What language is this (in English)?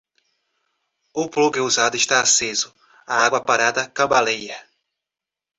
Portuguese